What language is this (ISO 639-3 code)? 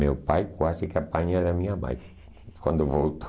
por